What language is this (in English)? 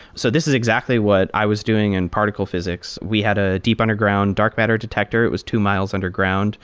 English